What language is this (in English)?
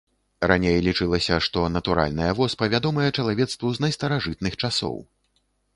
Belarusian